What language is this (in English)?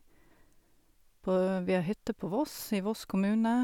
Norwegian